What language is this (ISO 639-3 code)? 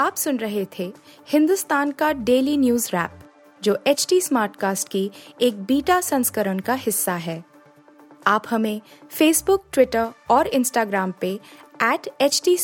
hin